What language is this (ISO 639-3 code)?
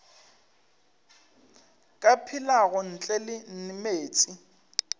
nso